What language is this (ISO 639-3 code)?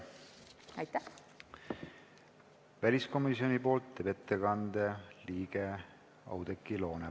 est